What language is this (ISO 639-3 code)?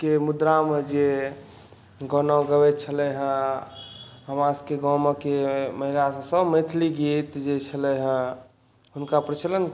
mai